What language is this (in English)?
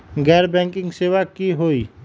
Magahi